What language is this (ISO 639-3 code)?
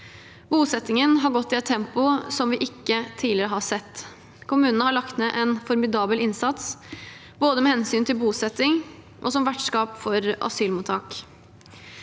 nor